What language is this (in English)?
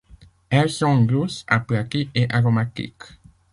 French